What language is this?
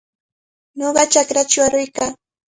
Cajatambo North Lima Quechua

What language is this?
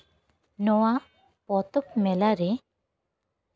Santali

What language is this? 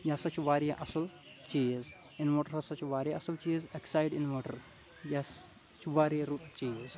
Kashmiri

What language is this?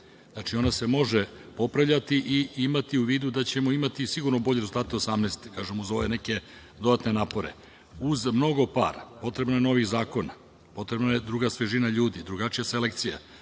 Serbian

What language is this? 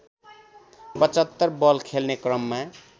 Nepali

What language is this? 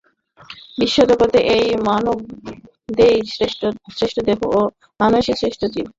Bangla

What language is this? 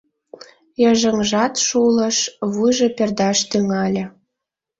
Mari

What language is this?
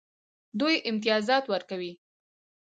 Pashto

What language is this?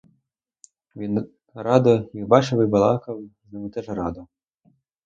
Ukrainian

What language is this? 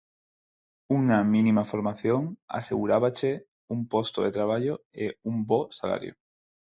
Galician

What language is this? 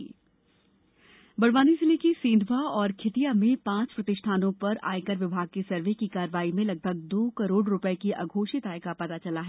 Hindi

